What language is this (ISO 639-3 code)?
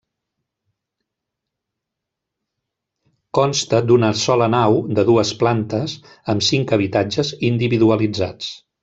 cat